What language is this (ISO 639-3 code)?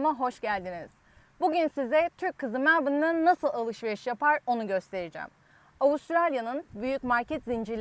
tur